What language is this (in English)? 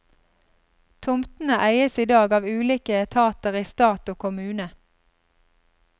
Norwegian